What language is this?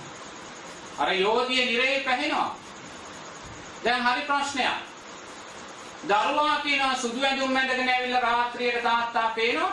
Sinhala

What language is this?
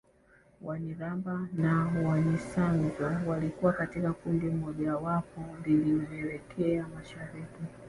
Swahili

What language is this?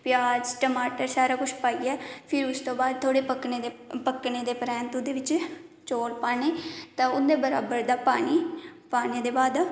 Dogri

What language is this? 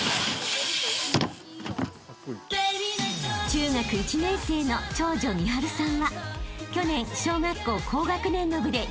Japanese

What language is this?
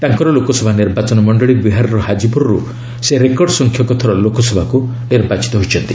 Odia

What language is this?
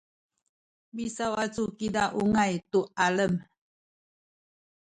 Sakizaya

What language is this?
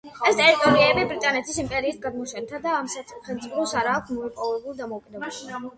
Georgian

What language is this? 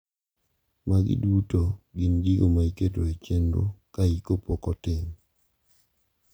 Luo (Kenya and Tanzania)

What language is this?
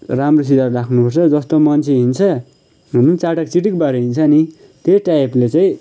Nepali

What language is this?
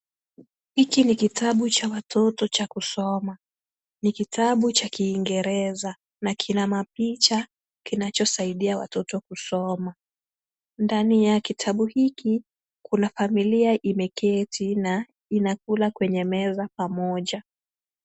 Swahili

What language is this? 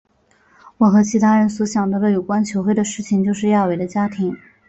Chinese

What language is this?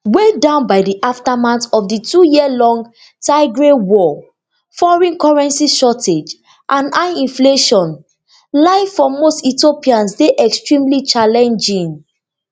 Nigerian Pidgin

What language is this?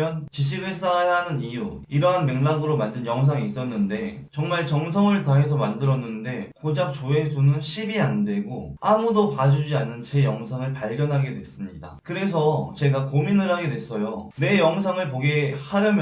Korean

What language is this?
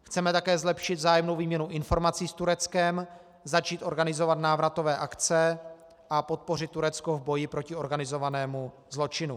Czech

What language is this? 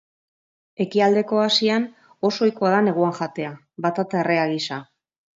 Basque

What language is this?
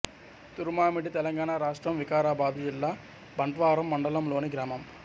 Telugu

